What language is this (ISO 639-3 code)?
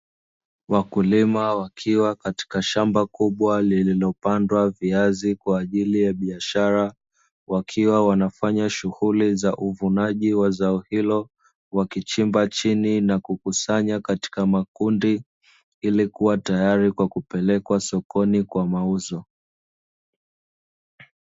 swa